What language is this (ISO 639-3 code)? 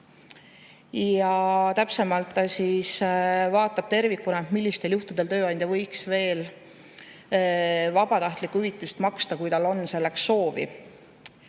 est